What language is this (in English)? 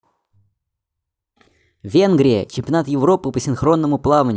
Russian